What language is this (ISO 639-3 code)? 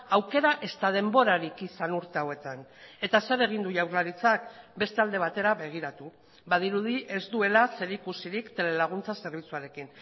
eus